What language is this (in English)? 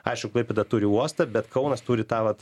Lithuanian